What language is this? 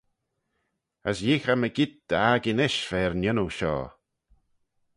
Manx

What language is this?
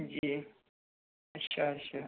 Dogri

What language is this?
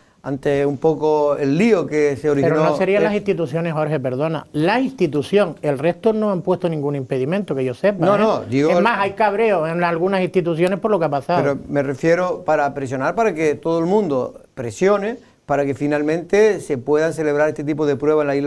Spanish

